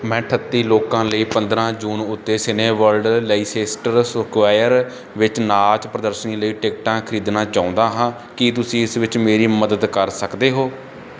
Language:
Punjabi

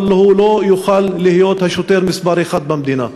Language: Hebrew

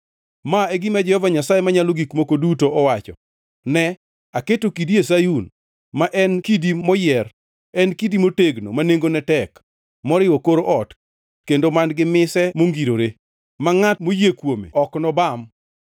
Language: Luo (Kenya and Tanzania)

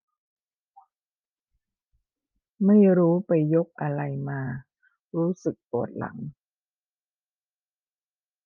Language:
Thai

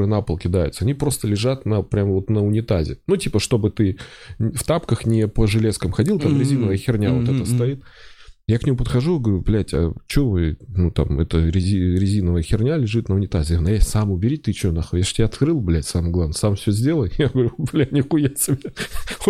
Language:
Russian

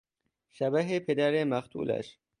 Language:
Persian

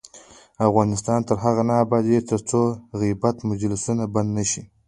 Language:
Pashto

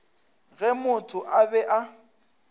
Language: Northern Sotho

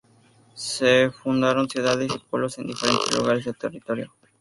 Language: Spanish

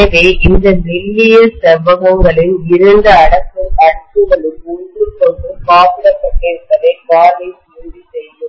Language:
Tamil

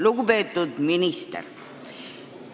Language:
Estonian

